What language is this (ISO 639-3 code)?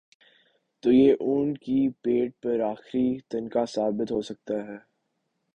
urd